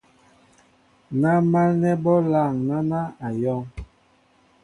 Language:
Mbo (Cameroon)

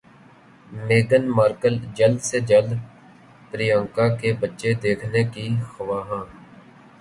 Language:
Urdu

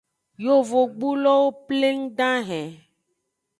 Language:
Aja (Benin)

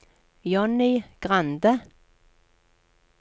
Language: Norwegian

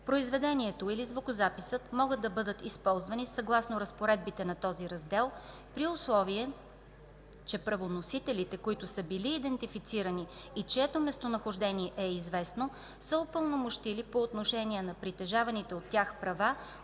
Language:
Bulgarian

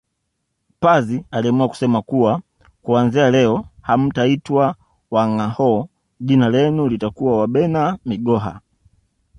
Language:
Swahili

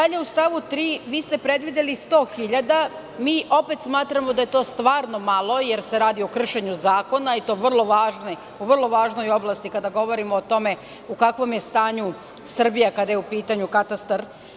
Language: Serbian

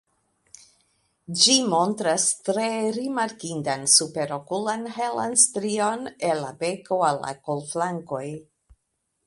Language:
Esperanto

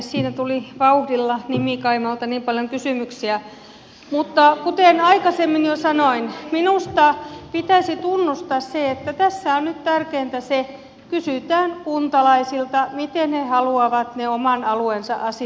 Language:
Finnish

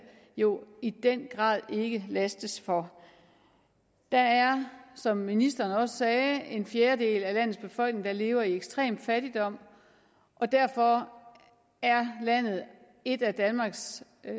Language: Danish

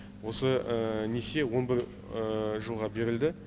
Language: Kazakh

